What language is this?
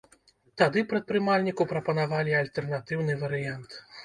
Belarusian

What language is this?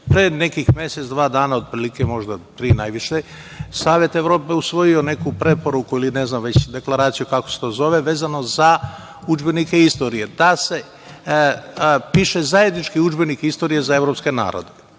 Serbian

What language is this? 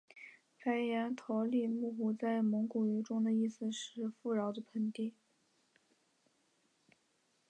Chinese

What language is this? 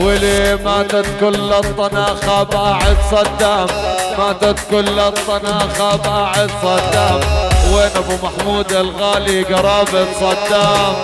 Arabic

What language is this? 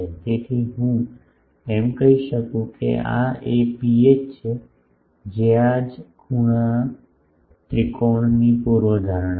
Gujarati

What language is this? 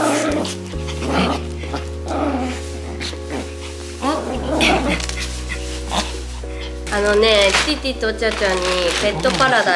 Japanese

